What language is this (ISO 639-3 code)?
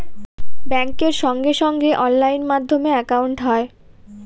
ben